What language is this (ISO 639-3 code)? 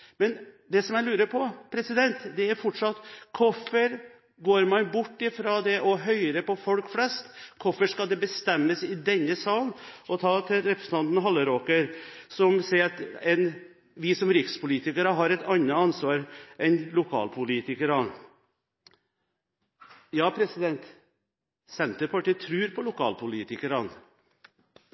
nob